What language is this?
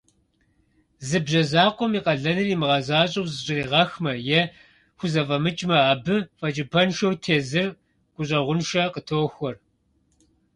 Kabardian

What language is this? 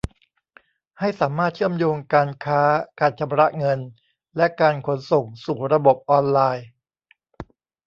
Thai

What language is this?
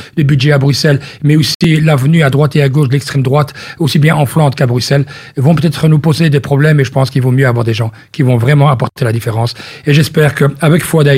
French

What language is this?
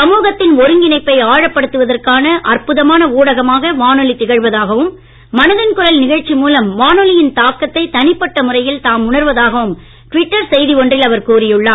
Tamil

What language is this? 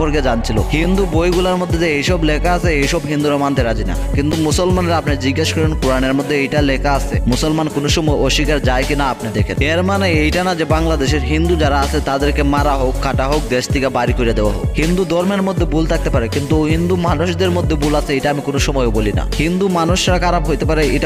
Romanian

